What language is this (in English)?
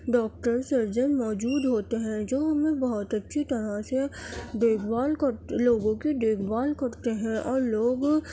Urdu